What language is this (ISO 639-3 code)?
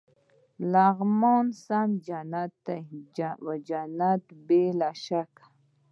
pus